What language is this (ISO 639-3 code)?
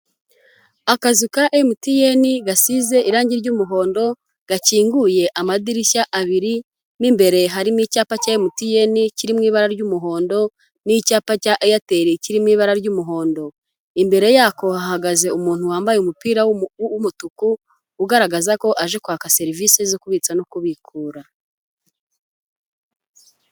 kin